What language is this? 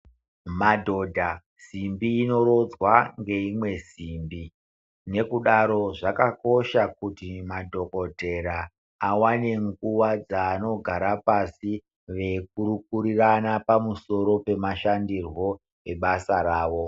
Ndau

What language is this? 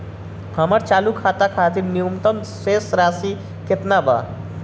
Bhojpuri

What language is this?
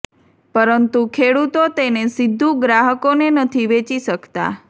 Gujarati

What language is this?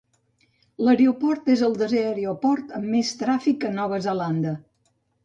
Catalan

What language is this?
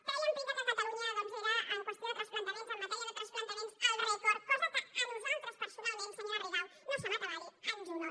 Catalan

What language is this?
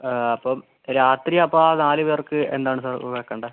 Malayalam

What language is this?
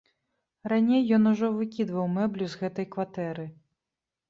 Belarusian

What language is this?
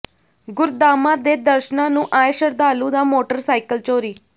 Punjabi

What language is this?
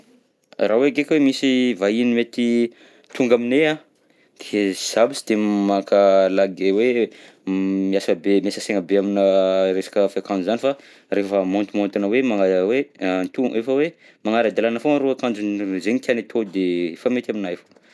Southern Betsimisaraka Malagasy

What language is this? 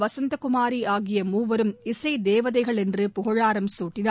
Tamil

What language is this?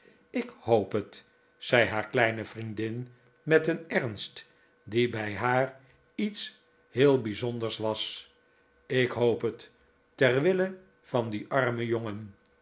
Dutch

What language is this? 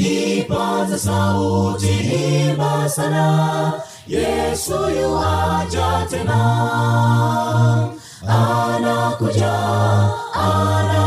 Swahili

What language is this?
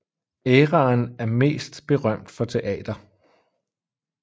Danish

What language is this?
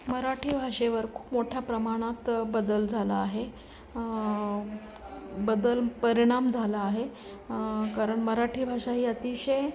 Marathi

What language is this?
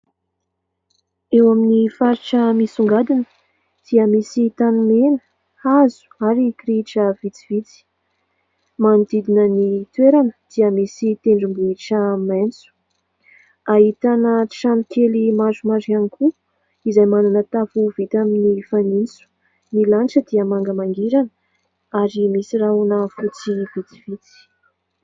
Malagasy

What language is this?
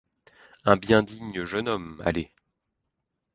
French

